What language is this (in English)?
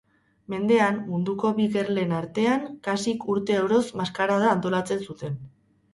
Basque